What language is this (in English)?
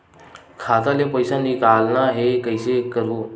Chhattisgarhi